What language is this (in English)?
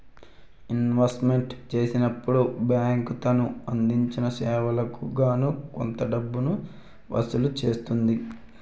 Telugu